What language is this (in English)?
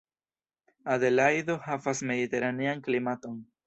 Esperanto